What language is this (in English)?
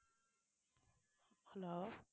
Tamil